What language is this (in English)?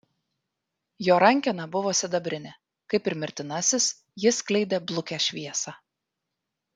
Lithuanian